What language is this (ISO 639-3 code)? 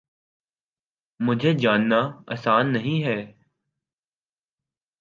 urd